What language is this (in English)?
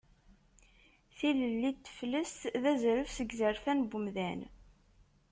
Kabyle